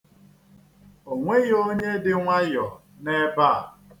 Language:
Igbo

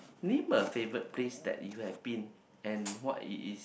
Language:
English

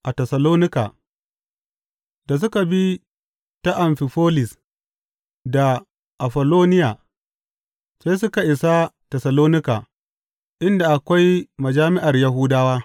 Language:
Hausa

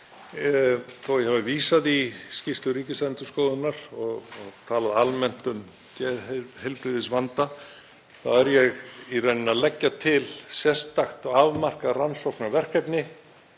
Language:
Icelandic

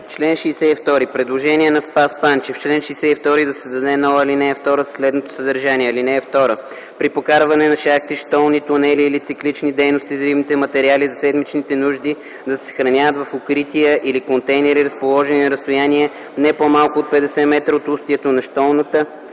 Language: Bulgarian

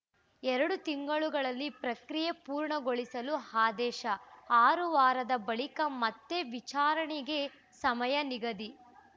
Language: Kannada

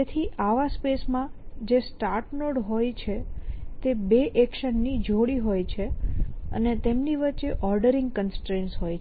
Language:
Gujarati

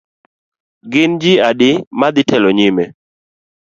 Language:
Luo (Kenya and Tanzania)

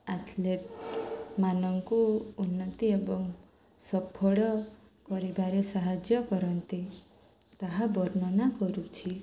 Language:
Odia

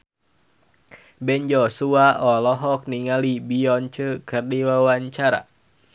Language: Sundanese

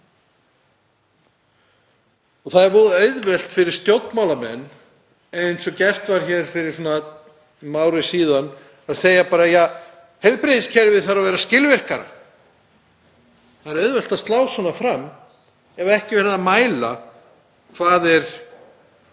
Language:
Icelandic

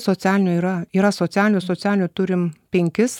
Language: Lithuanian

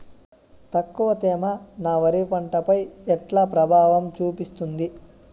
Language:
Telugu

